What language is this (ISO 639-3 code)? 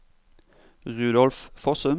nor